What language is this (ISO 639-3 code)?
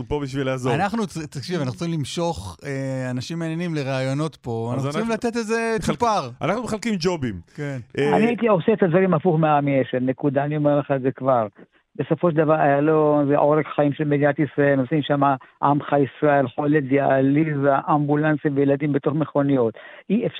heb